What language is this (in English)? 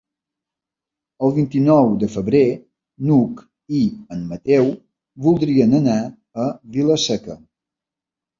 Catalan